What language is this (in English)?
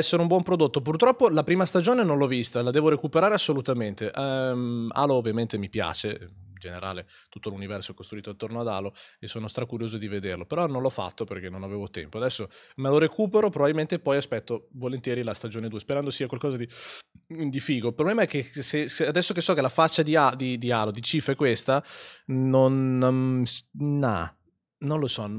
Italian